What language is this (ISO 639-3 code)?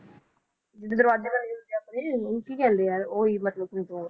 pan